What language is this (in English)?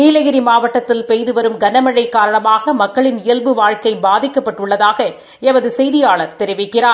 Tamil